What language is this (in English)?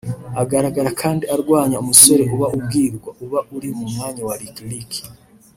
Kinyarwanda